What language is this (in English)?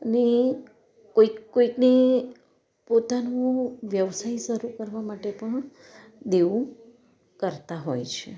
Gujarati